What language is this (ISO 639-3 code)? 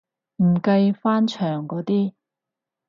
yue